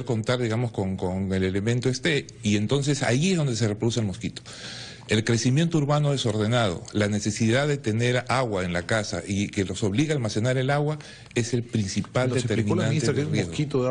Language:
Spanish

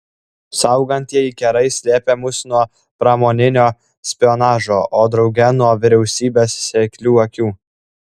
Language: Lithuanian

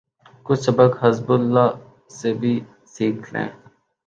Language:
Urdu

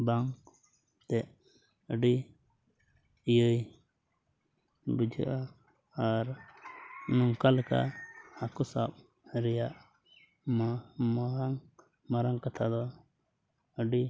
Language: Santali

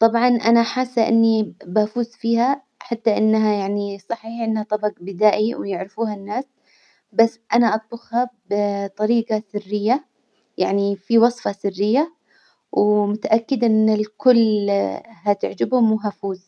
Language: Hijazi Arabic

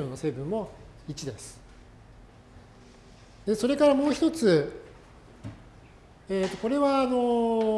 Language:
Japanese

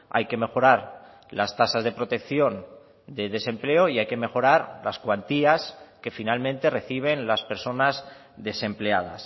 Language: Spanish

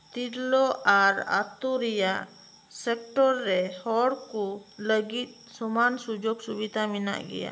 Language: Santali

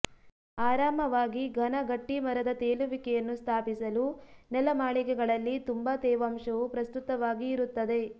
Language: Kannada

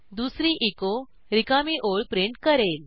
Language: Marathi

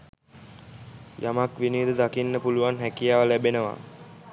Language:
Sinhala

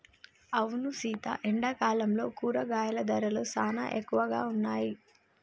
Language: Telugu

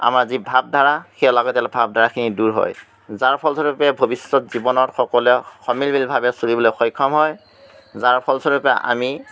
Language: Assamese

